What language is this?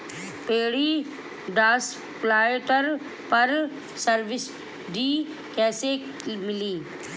Bhojpuri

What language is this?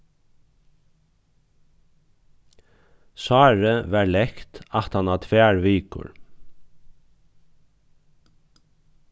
Faroese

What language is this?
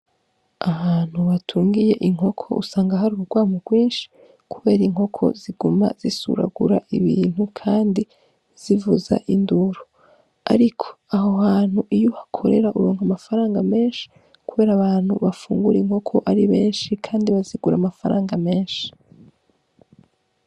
Rundi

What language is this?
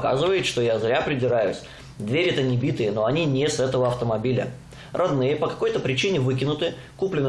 Russian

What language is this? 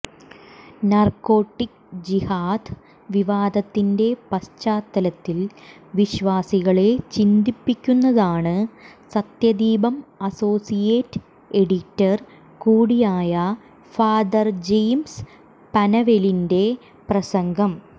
Malayalam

